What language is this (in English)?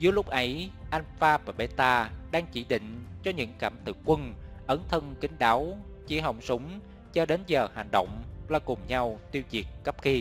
Vietnamese